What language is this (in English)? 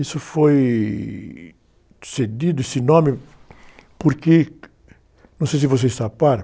Portuguese